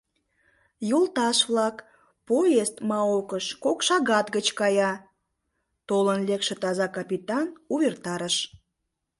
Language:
Mari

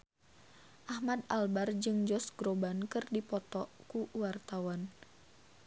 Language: Sundanese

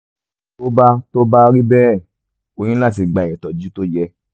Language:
Yoruba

